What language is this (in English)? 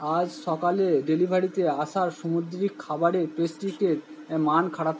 Bangla